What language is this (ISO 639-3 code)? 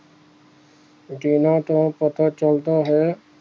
pan